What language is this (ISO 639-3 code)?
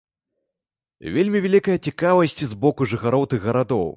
bel